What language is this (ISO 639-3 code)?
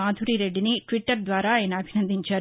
tel